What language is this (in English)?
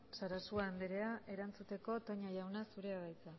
Basque